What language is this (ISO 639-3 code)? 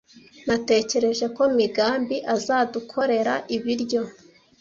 kin